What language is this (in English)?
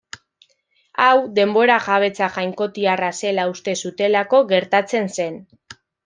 Basque